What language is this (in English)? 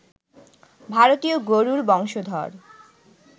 Bangla